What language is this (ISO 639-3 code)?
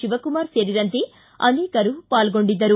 kan